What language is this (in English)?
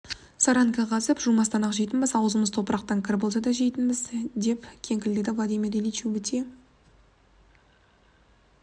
Kazakh